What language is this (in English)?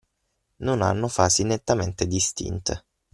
Italian